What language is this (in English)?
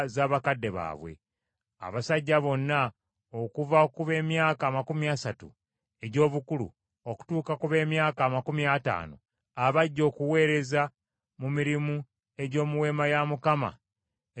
Ganda